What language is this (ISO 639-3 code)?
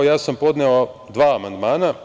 srp